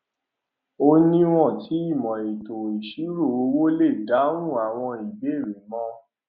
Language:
Yoruba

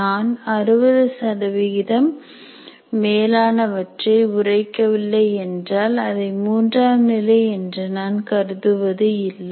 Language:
Tamil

